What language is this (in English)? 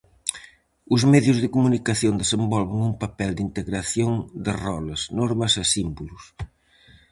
Galician